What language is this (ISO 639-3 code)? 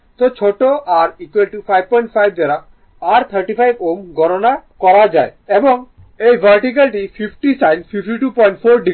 ben